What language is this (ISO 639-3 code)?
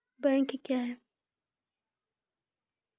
mai